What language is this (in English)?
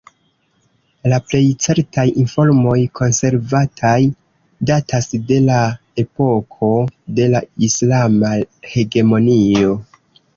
Esperanto